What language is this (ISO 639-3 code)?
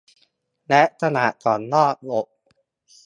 tha